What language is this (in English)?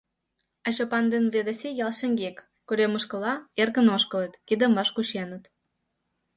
Mari